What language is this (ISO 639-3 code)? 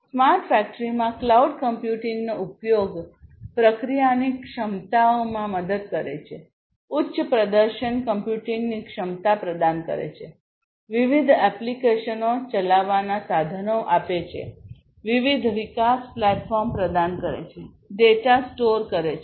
guj